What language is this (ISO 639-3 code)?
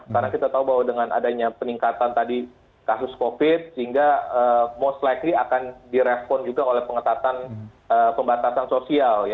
ind